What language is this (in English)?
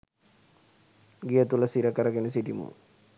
Sinhala